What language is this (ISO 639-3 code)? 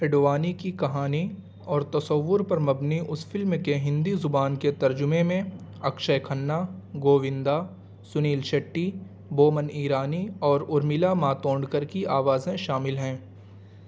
urd